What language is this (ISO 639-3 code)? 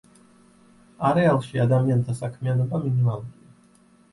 kat